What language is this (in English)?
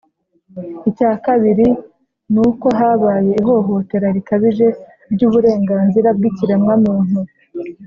Kinyarwanda